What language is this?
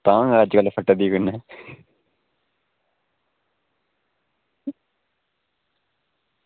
Dogri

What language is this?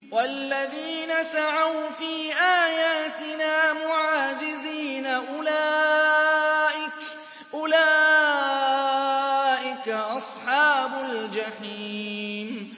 Arabic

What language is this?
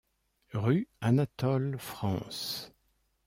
French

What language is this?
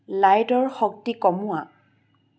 Assamese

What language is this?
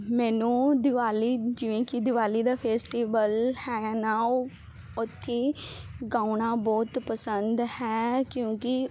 Punjabi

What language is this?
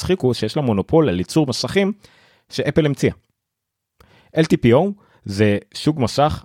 Hebrew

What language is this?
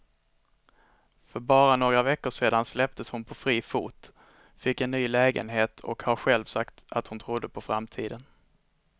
Swedish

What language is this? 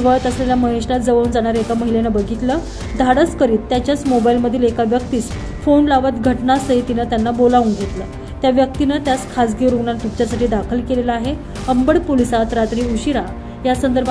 Romanian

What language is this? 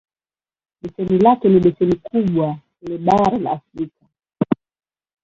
Swahili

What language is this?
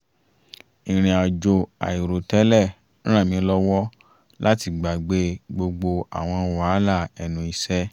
Yoruba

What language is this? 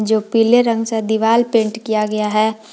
Hindi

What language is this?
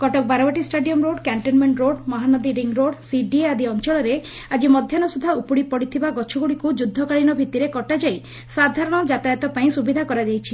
Odia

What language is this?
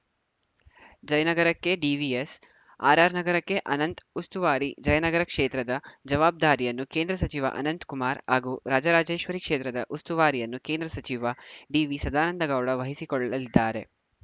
Kannada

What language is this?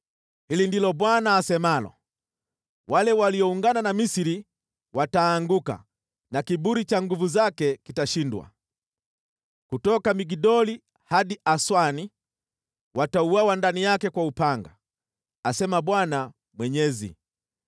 Swahili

